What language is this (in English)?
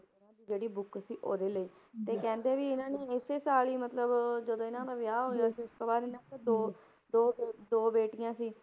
Punjabi